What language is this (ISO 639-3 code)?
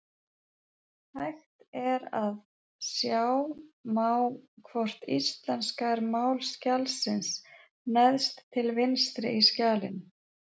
isl